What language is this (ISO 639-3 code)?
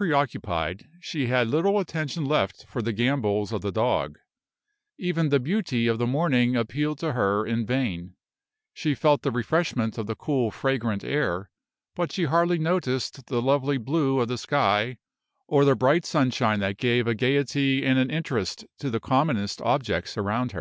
eng